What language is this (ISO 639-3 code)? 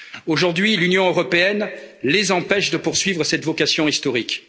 fra